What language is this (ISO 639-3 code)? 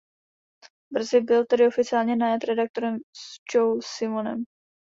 ces